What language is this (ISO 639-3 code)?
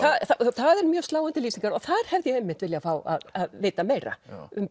isl